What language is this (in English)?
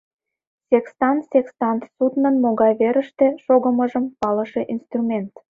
Mari